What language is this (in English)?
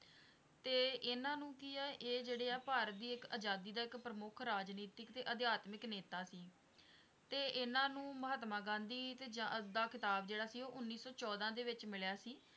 Punjabi